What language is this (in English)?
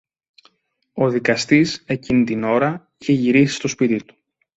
Greek